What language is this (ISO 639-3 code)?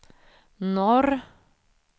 swe